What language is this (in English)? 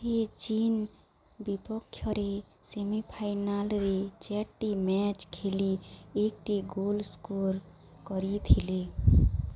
Odia